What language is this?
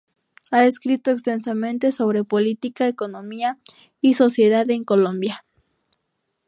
Spanish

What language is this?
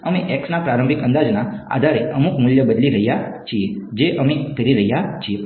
Gujarati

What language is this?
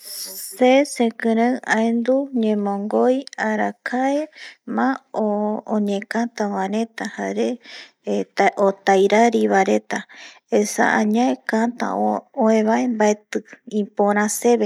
Eastern Bolivian Guaraní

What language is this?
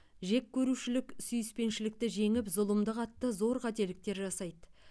Kazakh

